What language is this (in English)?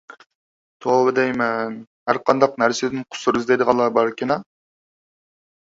Uyghur